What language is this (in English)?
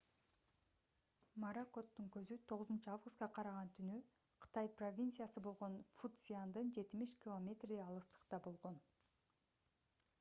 Kyrgyz